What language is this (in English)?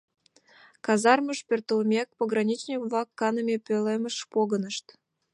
Mari